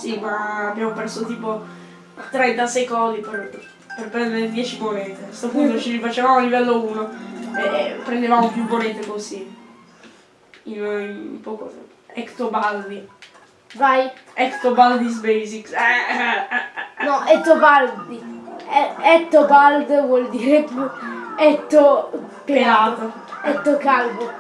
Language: Italian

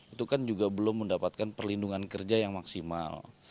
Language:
Indonesian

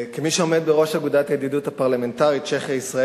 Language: Hebrew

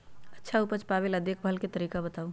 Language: Magahi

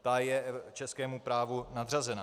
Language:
Czech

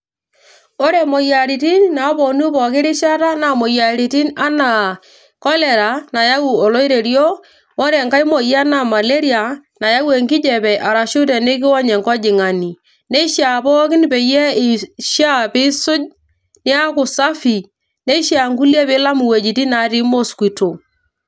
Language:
Masai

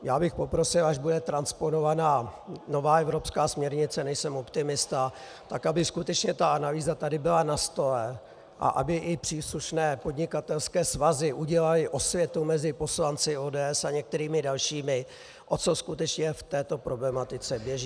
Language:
Czech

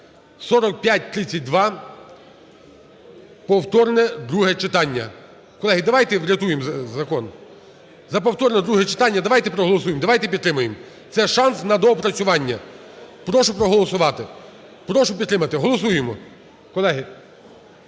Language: Ukrainian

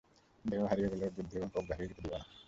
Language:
Bangla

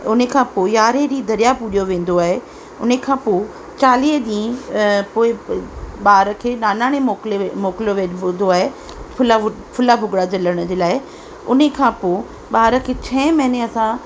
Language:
Sindhi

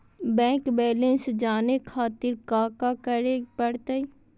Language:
Magahi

